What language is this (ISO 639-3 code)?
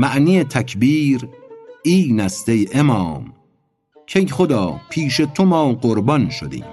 fas